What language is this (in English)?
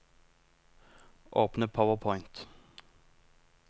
Norwegian